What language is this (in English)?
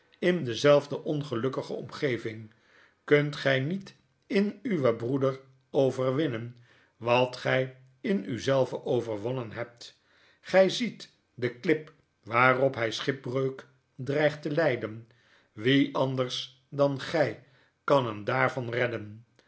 Dutch